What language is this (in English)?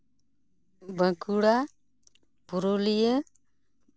Santali